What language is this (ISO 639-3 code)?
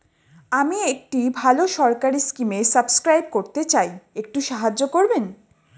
ben